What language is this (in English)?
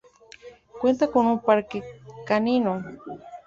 Spanish